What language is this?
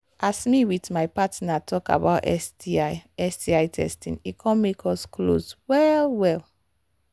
Nigerian Pidgin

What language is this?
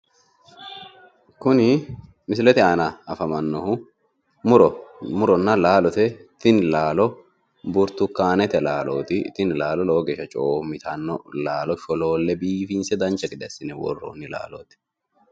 Sidamo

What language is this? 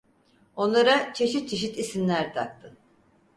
Turkish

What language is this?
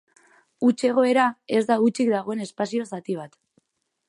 Basque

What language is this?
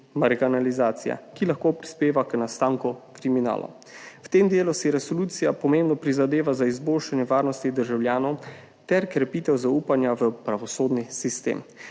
Slovenian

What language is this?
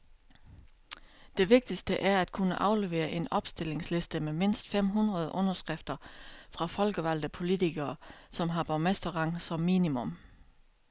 Danish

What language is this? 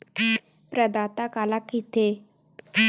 Chhattisgarhi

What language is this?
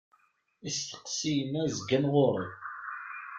Kabyle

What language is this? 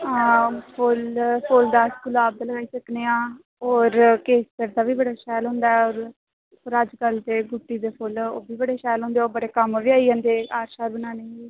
Dogri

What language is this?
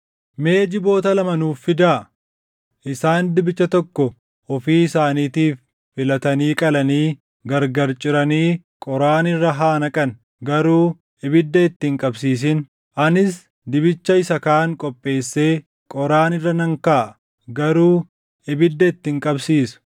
Oromo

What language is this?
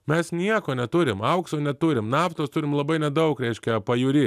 Lithuanian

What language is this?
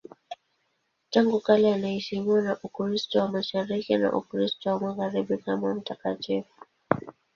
Swahili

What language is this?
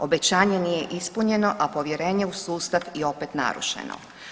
Croatian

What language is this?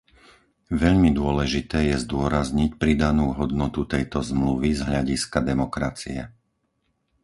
Slovak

